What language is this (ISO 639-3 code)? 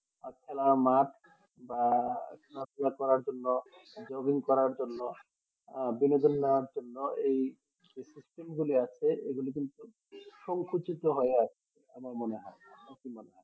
ben